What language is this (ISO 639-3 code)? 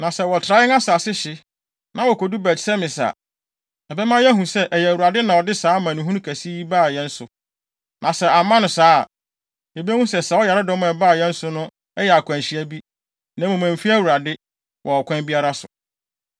aka